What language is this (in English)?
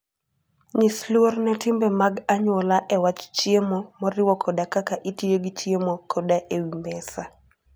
Luo (Kenya and Tanzania)